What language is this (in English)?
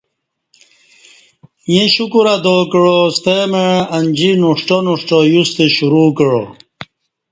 Kati